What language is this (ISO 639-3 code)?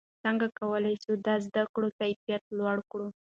pus